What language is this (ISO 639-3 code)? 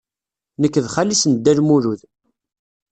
kab